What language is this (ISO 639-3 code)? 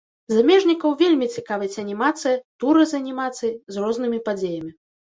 bel